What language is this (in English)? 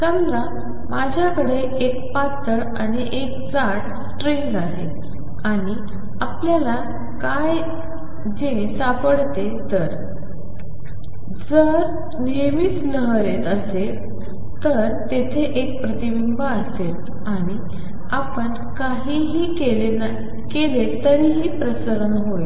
Marathi